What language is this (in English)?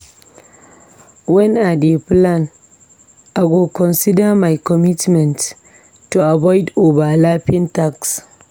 Nigerian Pidgin